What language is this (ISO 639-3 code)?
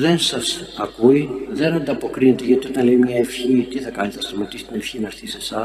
ell